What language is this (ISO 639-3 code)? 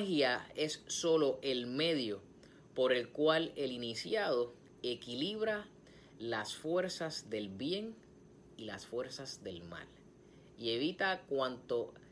spa